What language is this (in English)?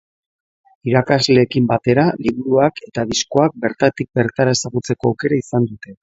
Basque